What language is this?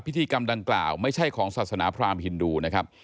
Thai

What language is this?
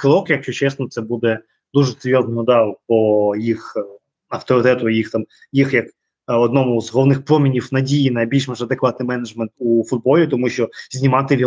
Ukrainian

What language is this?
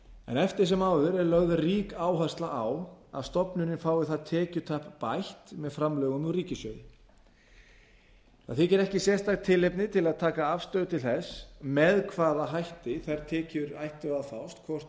Icelandic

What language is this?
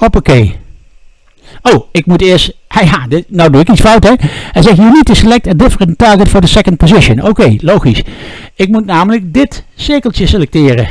Dutch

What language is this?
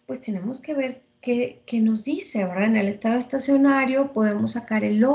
Spanish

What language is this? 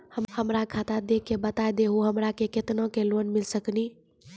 Maithili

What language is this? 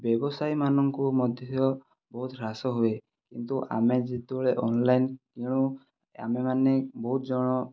Odia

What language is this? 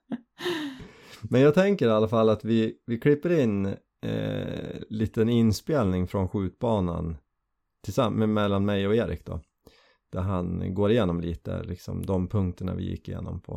Swedish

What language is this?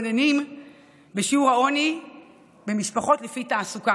Hebrew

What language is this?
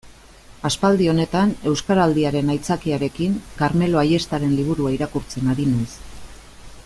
Basque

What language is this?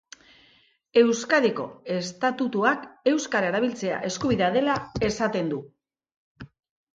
Basque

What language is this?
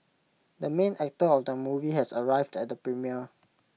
English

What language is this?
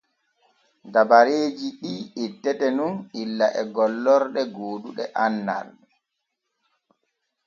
Borgu Fulfulde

